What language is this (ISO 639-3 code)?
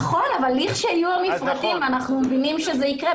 heb